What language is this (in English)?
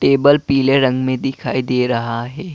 Hindi